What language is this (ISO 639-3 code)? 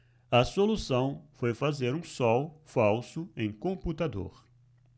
por